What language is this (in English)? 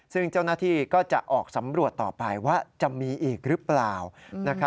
Thai